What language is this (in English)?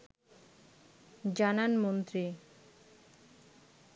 Bangla